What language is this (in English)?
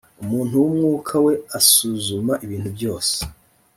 Kinyarwanda